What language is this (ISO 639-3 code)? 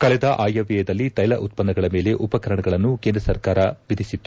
kan